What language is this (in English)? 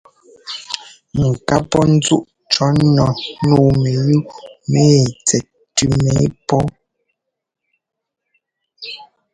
Ngomba